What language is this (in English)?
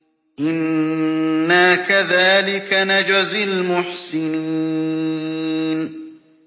Arabic